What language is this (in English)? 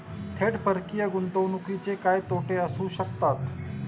Marathi